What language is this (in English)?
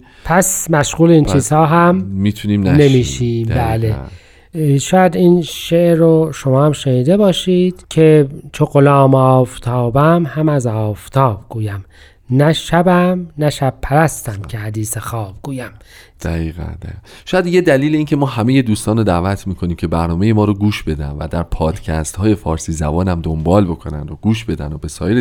Persian